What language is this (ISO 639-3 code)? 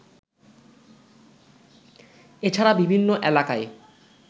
ben